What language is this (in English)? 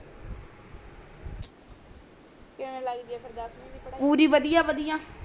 Punjabi